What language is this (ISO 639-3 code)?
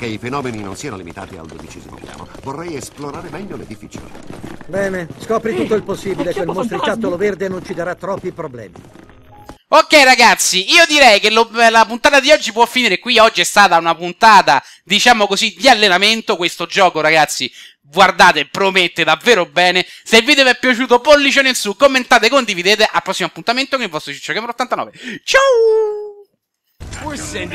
ita